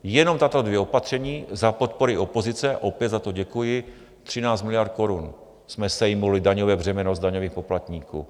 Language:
Czech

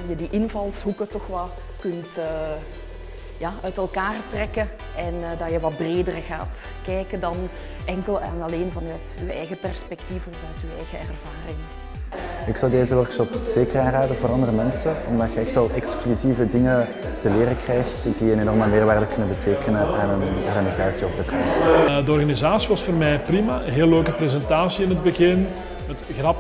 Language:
Dutch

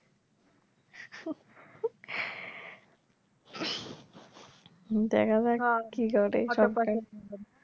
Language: Bangla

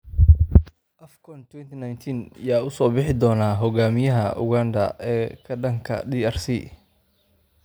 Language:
Somali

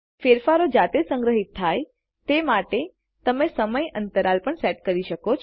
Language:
Gujarati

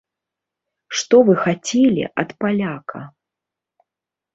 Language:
Belarusian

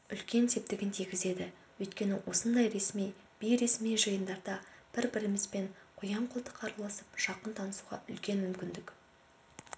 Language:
Kazakh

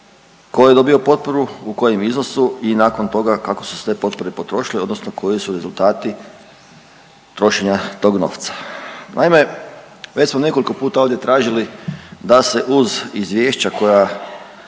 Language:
Croatian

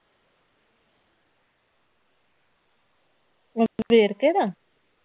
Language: Punjabi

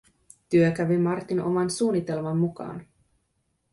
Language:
Finnish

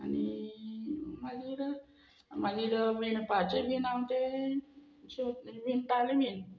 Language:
Konkani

